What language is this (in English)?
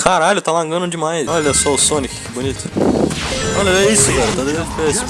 Portuguese